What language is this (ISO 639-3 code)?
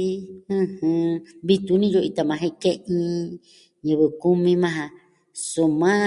meh